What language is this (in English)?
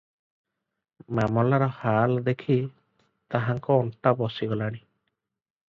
Odia